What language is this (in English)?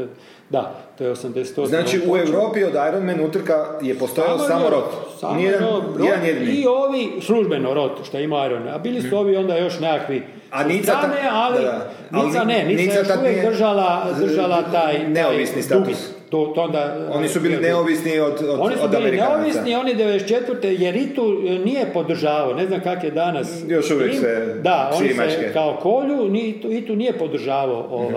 Croatian